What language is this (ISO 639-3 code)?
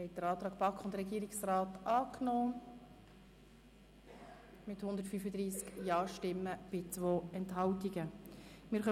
gsw